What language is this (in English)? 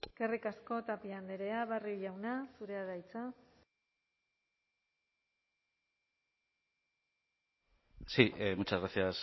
Basque